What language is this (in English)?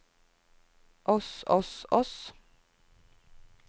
Norwegian